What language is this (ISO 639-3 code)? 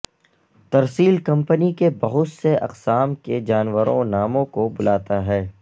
urd